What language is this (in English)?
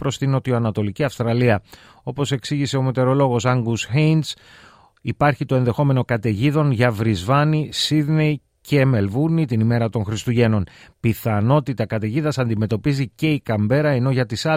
Greek